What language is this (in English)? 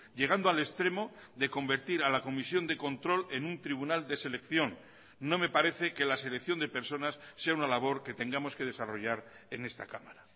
Spanish